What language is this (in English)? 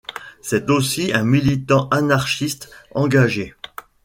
French